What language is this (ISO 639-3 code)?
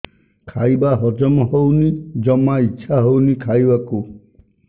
ori